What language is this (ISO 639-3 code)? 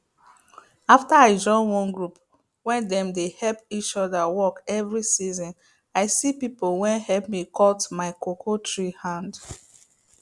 pcm